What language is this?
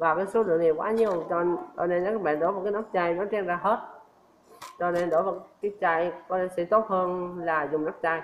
Vietnamese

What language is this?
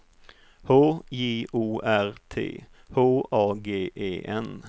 Swedish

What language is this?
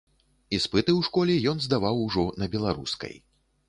Belarusian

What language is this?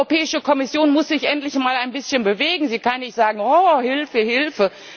German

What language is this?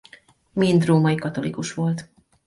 Hungarian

